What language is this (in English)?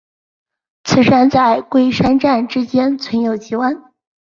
Chinese